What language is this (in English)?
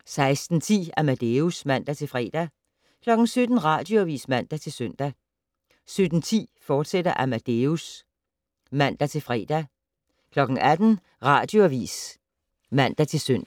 Danish